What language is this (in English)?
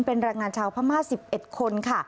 Thai